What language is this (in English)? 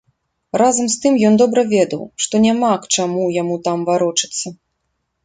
Belarusian